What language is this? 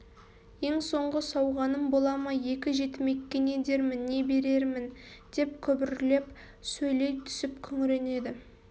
Kazakh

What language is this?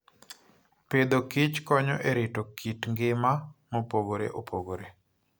Luo (Kenya and Tanzania)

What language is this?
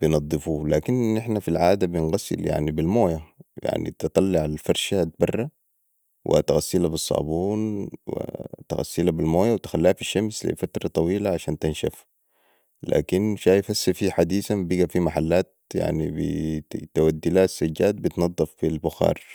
Sudanese Arabic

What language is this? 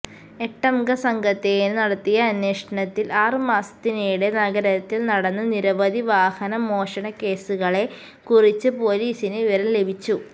Malayalam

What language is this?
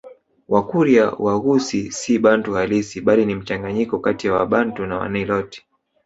Swahili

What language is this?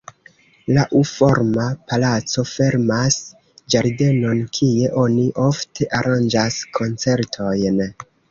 Esperanto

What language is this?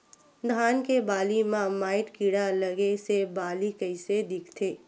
Chhattisgarhi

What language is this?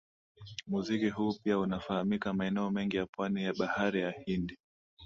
Swahili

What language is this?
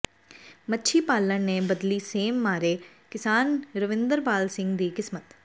Punjabi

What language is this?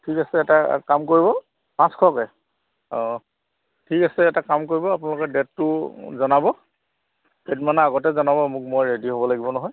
Assamese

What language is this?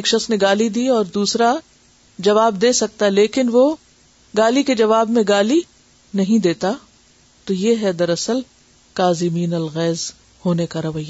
Urdu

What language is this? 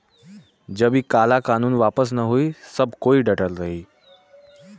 Bhojpuri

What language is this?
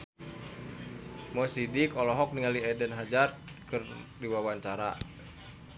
Sundanese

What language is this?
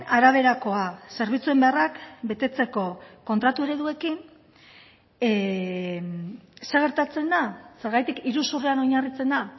Basque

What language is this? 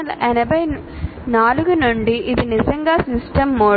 Telugu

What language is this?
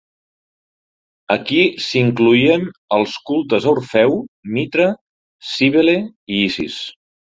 Catalan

